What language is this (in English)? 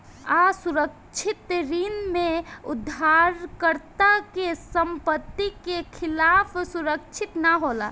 Bhojpuri